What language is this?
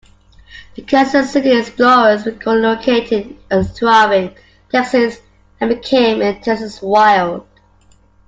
English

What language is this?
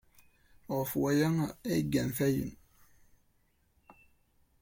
Kabyle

